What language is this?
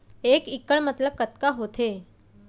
Chhattisgarhi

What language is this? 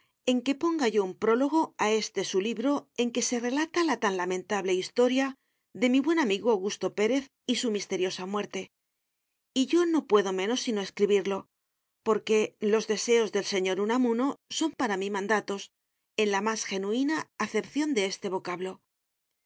Spanish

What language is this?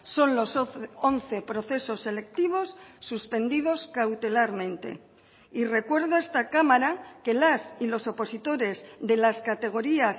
Spanish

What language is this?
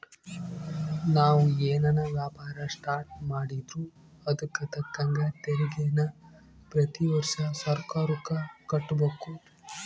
Kannada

